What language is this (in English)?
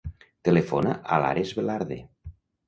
Catalan